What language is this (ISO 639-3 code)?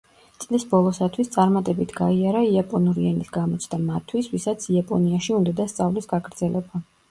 kat